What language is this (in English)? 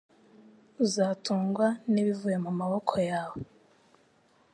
Kinyarwanda